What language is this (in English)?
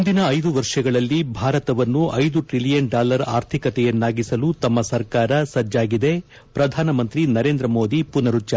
Kannada